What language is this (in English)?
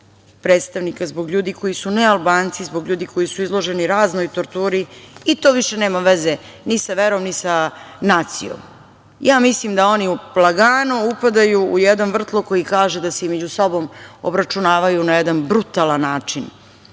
Serbian